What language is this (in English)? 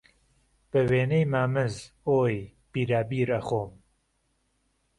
Central Kurdish